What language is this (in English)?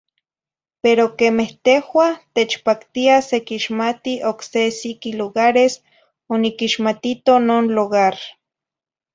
Zacatlán-Ahuacatlán-Tepetzintla Nahuatl